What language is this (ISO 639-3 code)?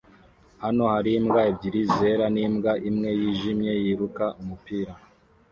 kin